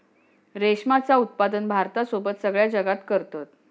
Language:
Marathi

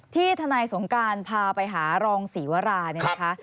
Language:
Thai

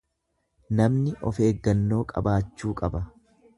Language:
Oromo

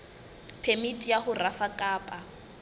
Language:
Southern Sotho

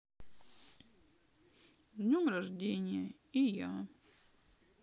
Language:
Russian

